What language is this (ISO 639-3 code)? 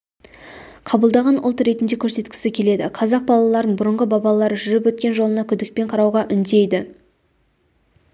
kaz